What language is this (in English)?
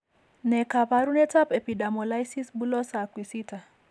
Kalenjin